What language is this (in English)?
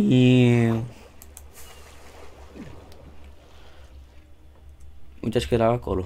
Romanian